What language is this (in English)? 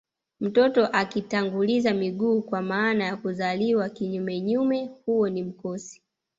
Swahili